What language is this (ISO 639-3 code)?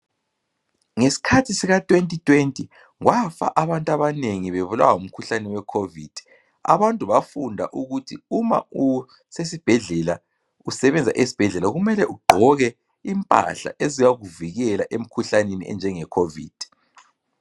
nde